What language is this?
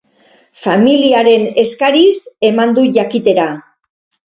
Basque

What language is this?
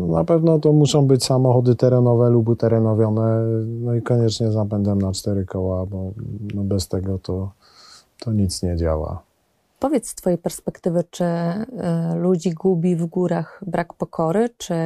Polish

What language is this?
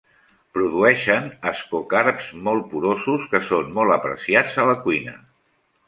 Catalan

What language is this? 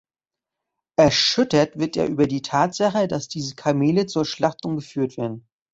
German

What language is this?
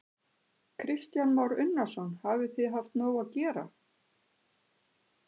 Icelandic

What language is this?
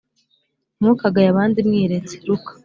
Kinyarwanda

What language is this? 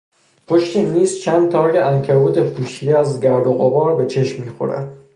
Persian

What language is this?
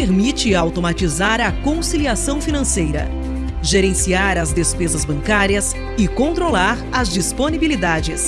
Portuguese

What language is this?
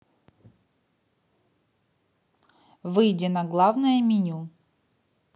Russian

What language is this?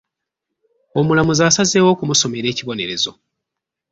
Ganda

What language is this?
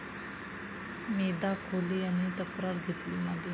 Marathi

